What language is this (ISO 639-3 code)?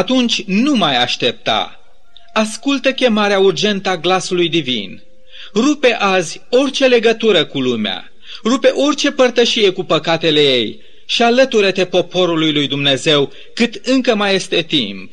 ron